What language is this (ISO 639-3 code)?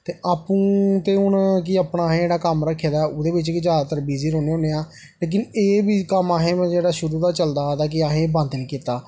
doi